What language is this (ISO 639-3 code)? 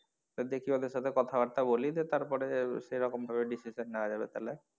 ben